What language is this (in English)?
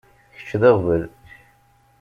Kabyle